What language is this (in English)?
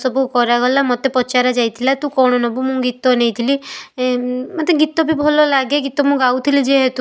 Odia